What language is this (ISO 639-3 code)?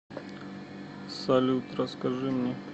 rus